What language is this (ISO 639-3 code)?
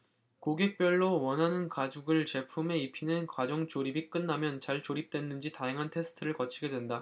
kor